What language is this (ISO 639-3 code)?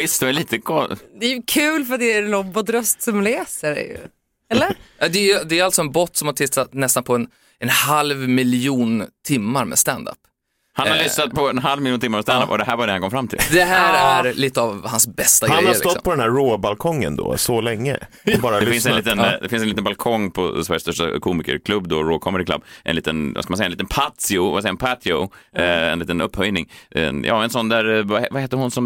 swe